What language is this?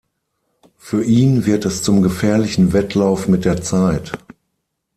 German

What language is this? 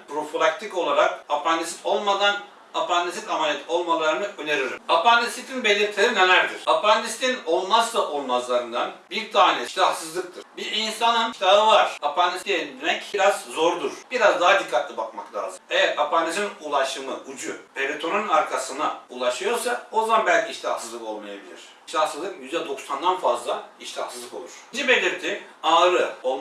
Turkish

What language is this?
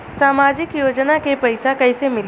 Bhojpuri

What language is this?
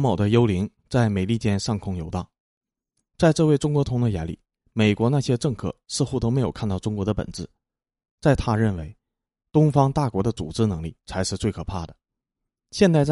Chinese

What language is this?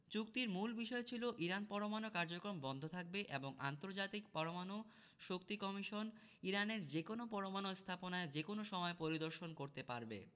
Bangla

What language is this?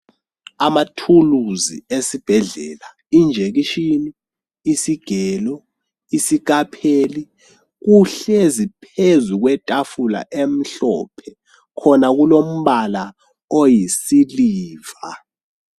North Ndebele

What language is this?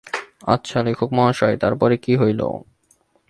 Bangla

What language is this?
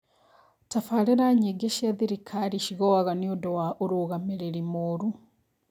Kikuyu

